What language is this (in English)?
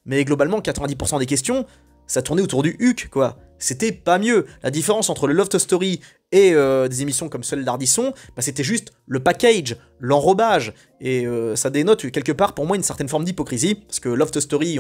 French